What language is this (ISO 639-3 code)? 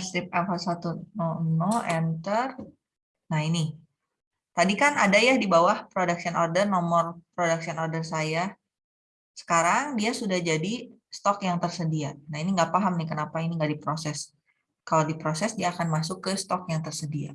ind